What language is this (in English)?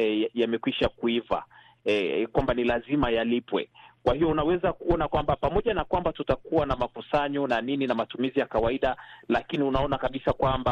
Swahili